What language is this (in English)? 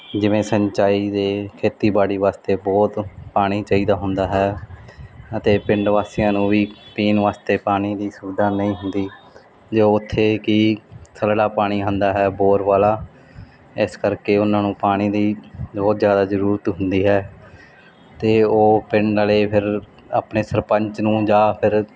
Punjabi